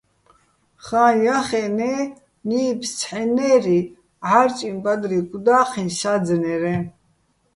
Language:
Bats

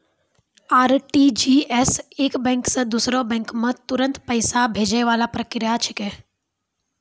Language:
Maithili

